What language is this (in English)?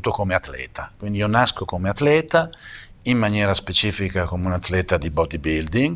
Italian